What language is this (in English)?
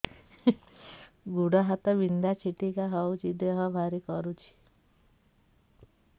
Odia